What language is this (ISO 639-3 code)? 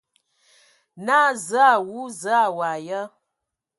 ewo